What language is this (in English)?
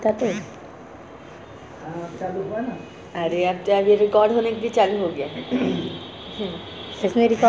Chhattisgarhi